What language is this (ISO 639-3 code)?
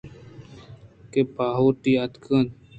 bgp